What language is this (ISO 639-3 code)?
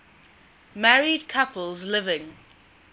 eng